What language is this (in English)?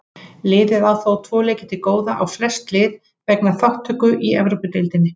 Icelandic